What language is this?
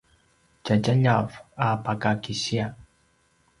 Paiwan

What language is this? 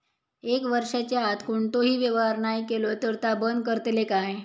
Marathi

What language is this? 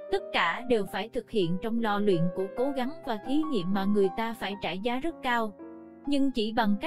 Vietnamese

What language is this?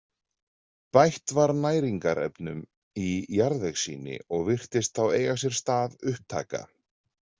Icelandic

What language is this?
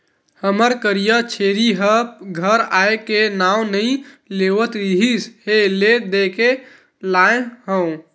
Chhattisgarhi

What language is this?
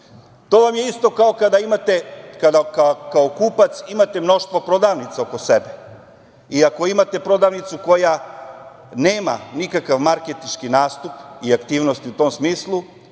Serbian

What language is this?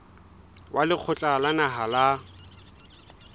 Southern Sotho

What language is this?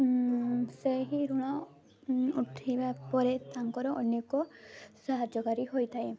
Odia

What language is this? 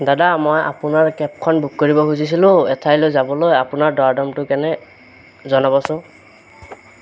Assamese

